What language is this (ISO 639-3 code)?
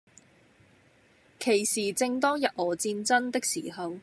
yue